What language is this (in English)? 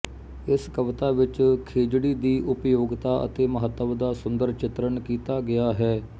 Punjabi